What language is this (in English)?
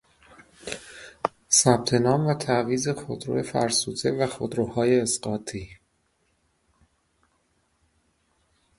Persian